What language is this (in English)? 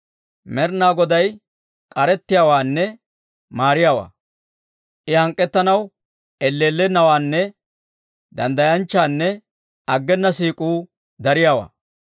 Dawro